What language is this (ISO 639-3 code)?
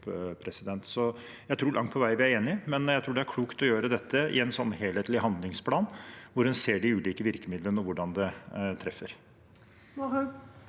nor